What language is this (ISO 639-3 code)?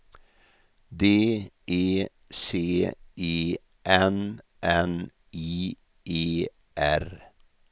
swe